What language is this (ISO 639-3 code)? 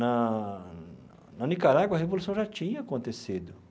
por